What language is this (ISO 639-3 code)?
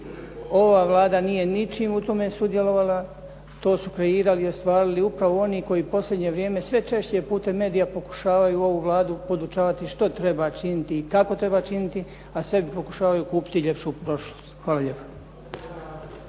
hrv